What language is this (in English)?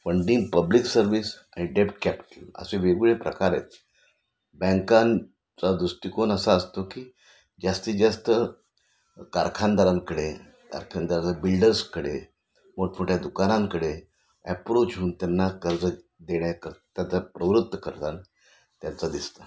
Marathi